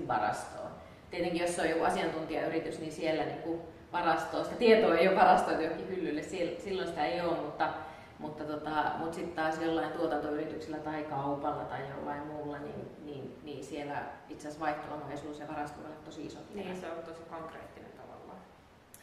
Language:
Finnish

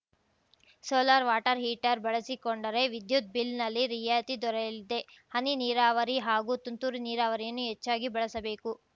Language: Kannada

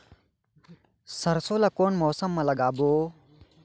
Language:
Chhattisgarhi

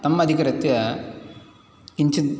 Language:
Sanskrit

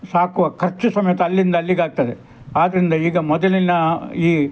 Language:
Kannada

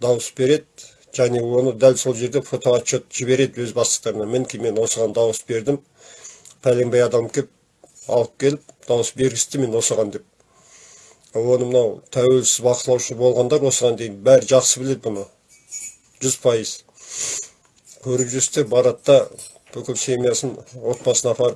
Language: Turkish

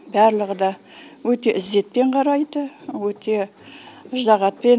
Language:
Kazakh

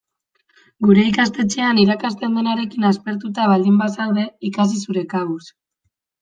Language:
Basque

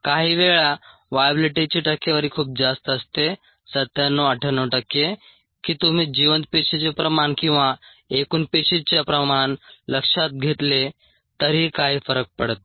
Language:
Marathi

